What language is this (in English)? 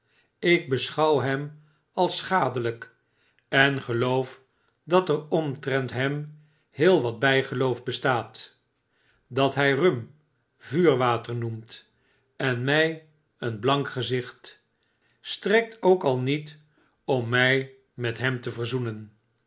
Dutch